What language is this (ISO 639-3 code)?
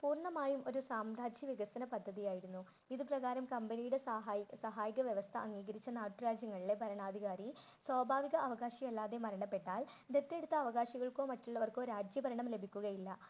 mal